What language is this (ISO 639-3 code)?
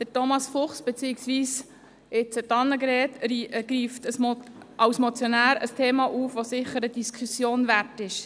gsw